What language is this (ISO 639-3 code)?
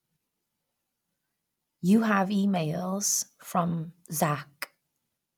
eng